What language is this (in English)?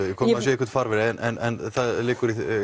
Icelandic